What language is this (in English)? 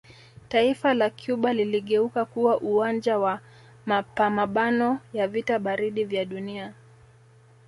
Swahili